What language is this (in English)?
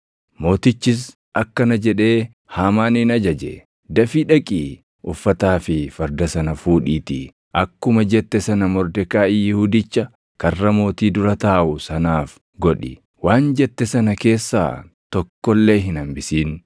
Oromo